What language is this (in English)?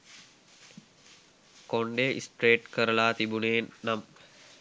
Sinhala